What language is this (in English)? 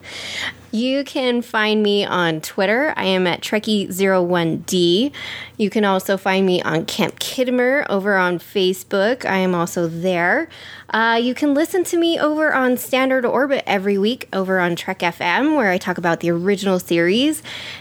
English